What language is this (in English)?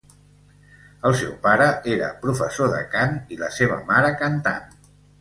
Catalan